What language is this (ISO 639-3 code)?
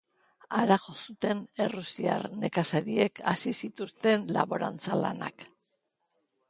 eus